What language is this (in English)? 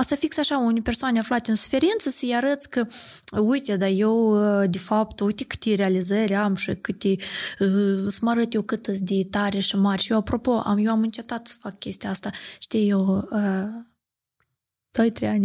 Romanian